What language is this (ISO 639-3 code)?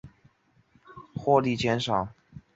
zho